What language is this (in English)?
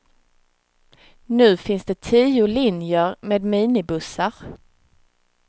Swedish